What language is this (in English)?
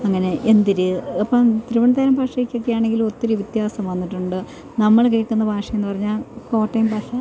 Malayalam